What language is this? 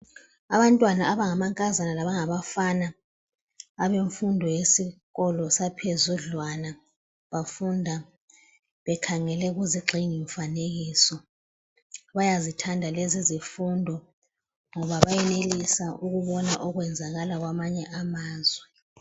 North Ndebele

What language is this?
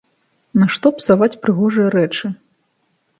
Belarusian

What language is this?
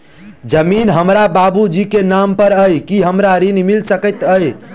Maithili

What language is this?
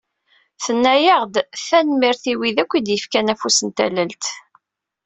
Kabyle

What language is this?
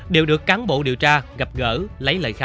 Vietnamese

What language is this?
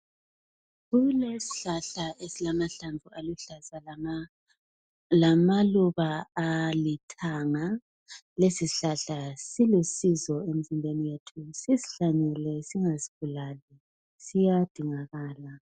North Ndebele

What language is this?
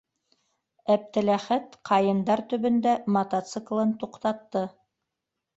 Bashkir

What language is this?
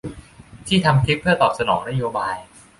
Thai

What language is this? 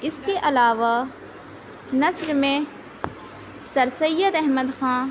Urdu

